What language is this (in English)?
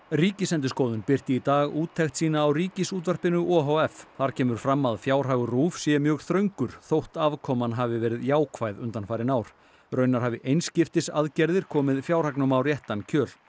Icelandic